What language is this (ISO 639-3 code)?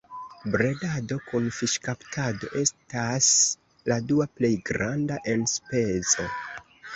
epo